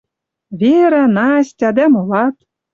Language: Western Mari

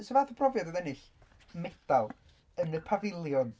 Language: Welsh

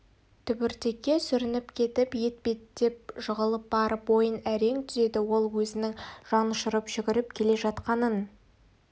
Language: Kazakh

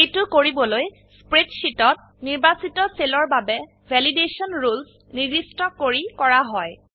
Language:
Assamese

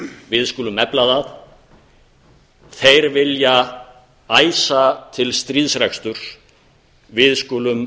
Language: Icelandic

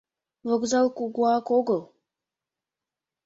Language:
Mari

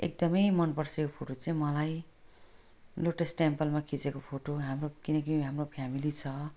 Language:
Nepali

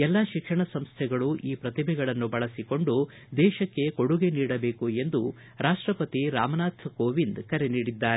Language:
Kannada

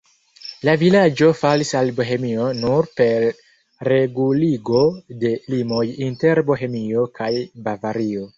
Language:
Esperanto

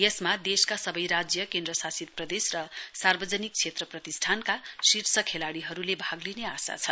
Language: Nepali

